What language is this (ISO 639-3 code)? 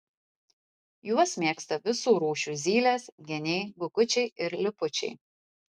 lit